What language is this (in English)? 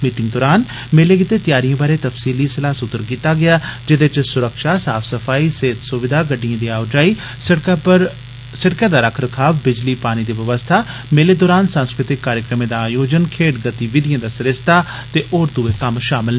Dogri